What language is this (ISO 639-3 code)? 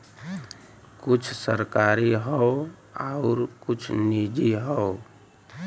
bho